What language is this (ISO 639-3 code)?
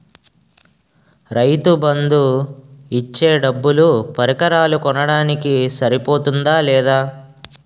tel